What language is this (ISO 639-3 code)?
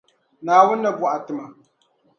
dag